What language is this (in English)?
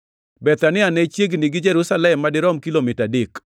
Luo (Kenya and Tanzania)